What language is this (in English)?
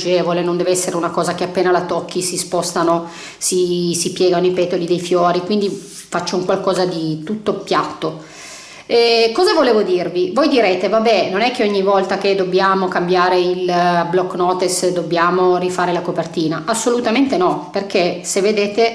Italian